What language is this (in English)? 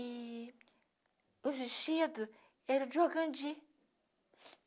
Portuguese